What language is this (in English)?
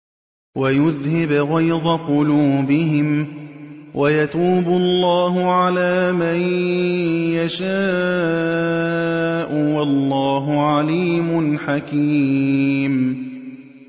Arabic